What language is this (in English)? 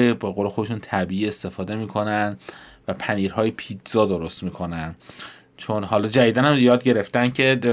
Persian